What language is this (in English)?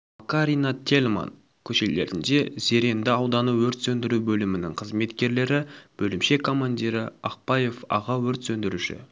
Kazakh